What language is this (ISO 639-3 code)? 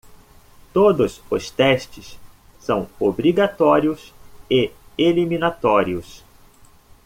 por